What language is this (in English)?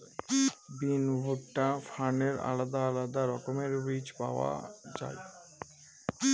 Bangla